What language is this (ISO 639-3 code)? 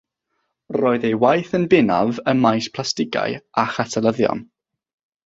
cym